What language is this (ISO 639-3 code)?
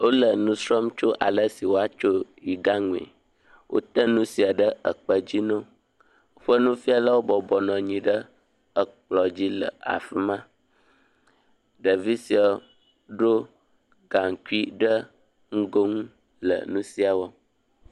ewe